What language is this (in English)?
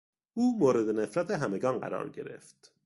Persian